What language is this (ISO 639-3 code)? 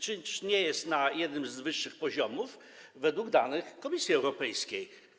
pol